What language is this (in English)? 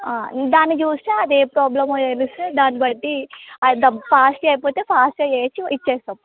Telugu